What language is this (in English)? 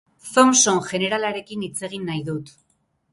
Basque